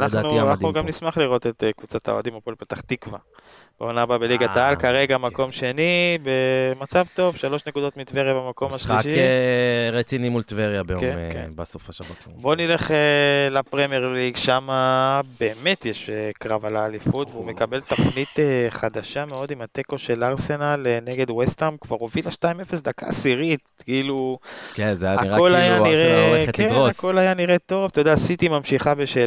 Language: Hebrew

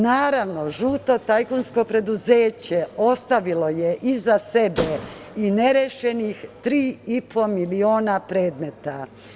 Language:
Serbian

